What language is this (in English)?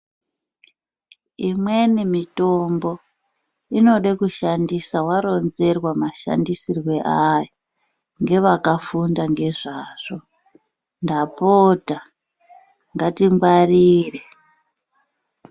Ndau